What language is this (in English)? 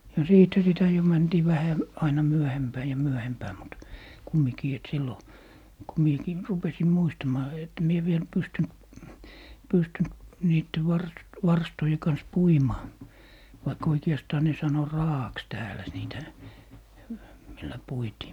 Finnish